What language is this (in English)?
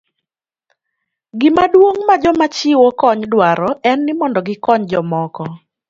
Luo (Kenya and Tanzania)